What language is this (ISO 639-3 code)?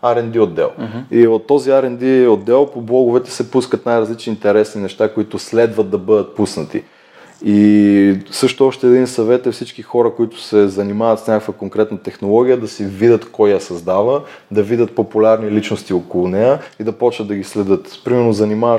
bul